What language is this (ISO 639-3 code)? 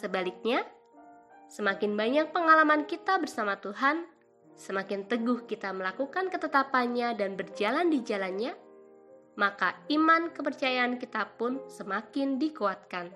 ind